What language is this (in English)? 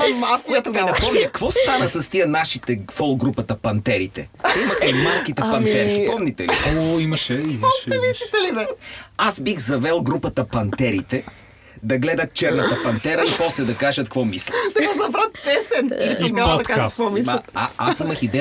Bulgarian